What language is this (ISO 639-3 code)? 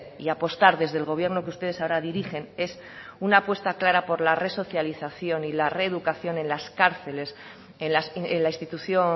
spa